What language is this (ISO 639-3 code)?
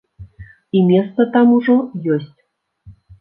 bel